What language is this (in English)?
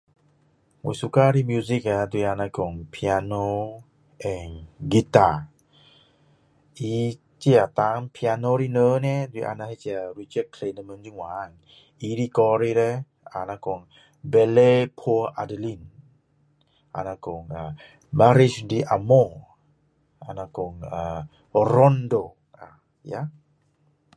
Min Dong Chinese